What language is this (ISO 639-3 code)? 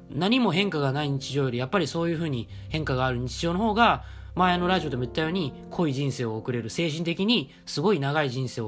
jpn